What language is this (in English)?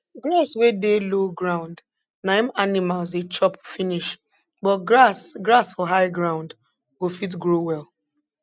Nigerian Pidgin